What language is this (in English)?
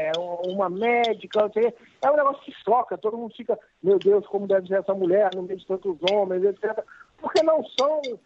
Portuguese